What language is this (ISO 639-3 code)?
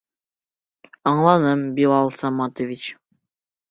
bak